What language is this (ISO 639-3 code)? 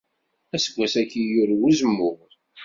kab